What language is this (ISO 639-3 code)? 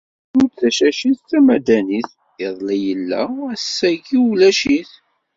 kab